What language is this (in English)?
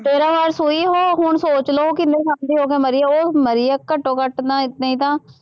Punjabi